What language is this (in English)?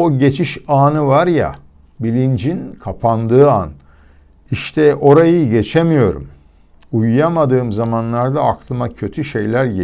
Turkish